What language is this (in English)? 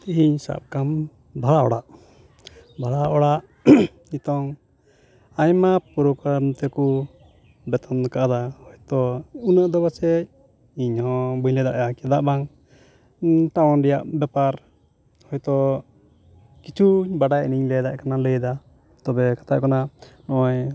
Santali